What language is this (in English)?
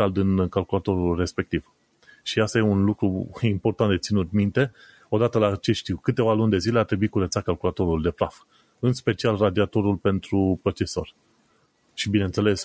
Romanian